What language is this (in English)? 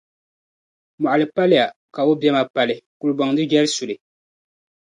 Dagbani